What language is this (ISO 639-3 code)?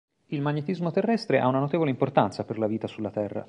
ita